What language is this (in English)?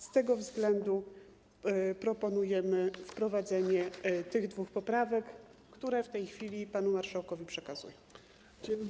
Polish